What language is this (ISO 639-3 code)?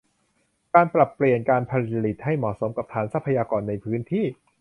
tha